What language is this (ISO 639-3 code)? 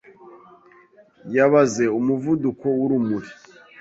kin